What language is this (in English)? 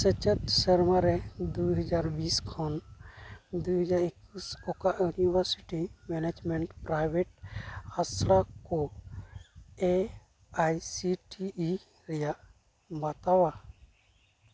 Santali